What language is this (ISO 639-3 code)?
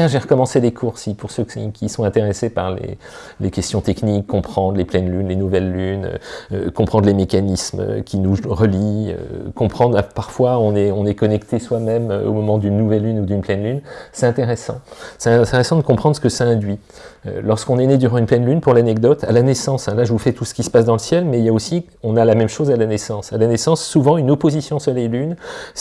fra